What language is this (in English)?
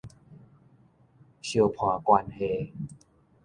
Min Nan Chinese